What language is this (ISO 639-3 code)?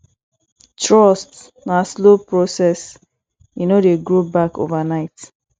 pcm